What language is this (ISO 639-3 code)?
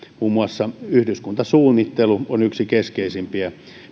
fin